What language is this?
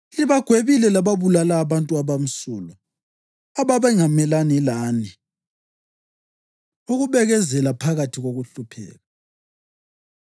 North Ndebele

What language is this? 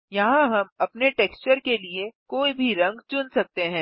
Hindi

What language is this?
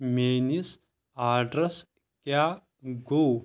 Kashmiri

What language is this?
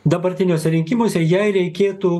Lithuanian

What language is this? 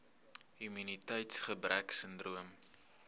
Afrikaans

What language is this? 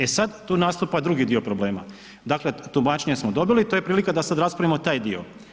Croatian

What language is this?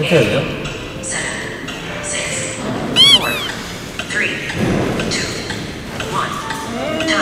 Korean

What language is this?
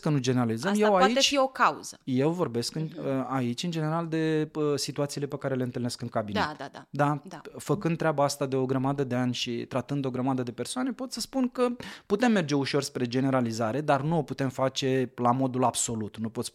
Romanian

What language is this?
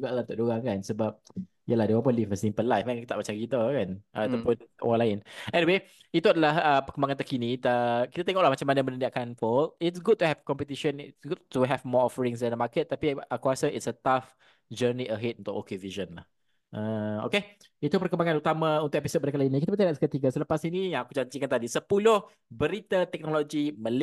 Malay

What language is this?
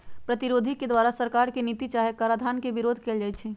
Magahi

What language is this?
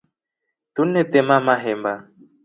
Rombo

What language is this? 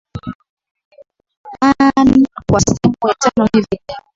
Swahili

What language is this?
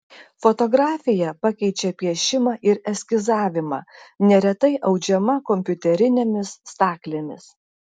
Lithuanian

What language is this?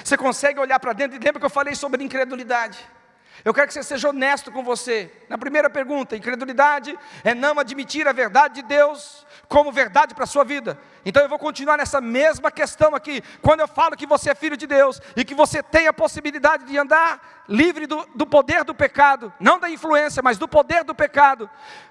Portuguese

